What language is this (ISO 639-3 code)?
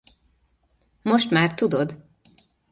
hun